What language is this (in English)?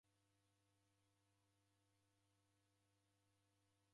Taita